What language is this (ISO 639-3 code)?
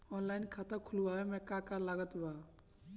bho